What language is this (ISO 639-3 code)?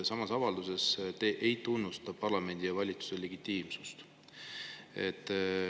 est